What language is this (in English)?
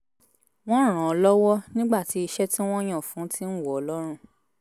Yoruba